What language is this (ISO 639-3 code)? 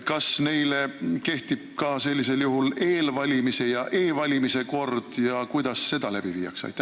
est